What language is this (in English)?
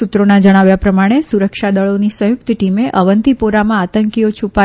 Gujarati